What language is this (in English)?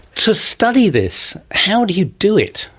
English